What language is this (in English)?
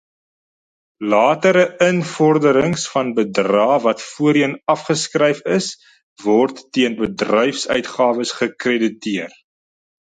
Afrikaans